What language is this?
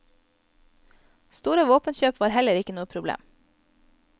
Norwegian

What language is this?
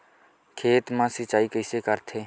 Chhattisgarhi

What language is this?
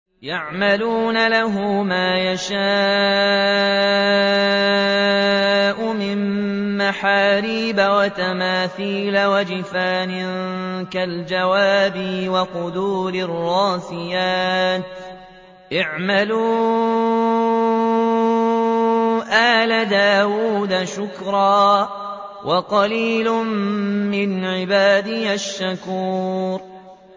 Arabic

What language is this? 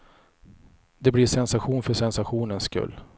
Swedish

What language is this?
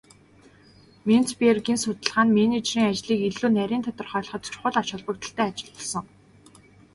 Mongolian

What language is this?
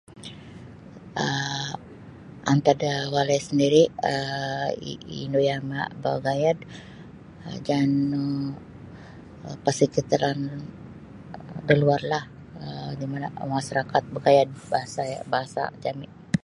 Sabah Bisaya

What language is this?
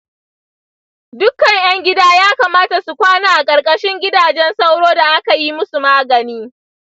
Hausa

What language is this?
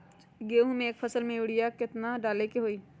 Magahi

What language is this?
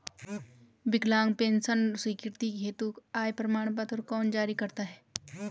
Hindi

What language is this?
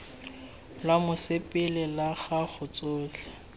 Tswana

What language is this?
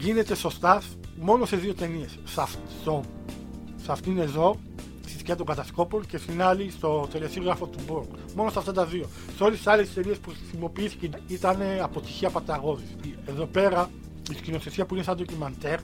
Greek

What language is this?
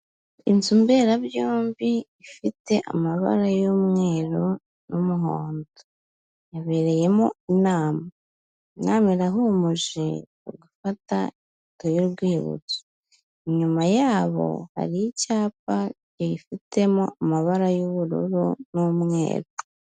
Kinyarwanda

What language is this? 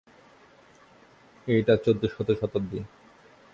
Bangla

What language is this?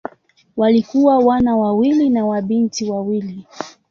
Swahili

